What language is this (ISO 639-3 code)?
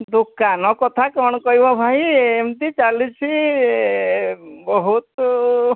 ori